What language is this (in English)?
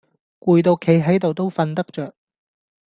Cantonese